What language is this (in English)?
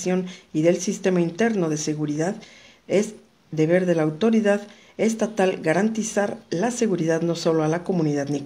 Spanish